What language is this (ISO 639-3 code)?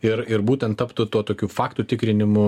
lit